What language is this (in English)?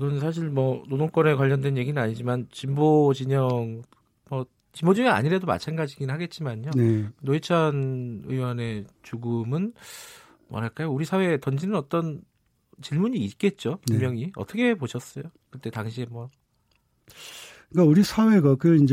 Korean